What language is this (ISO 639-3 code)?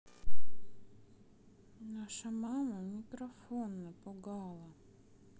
rus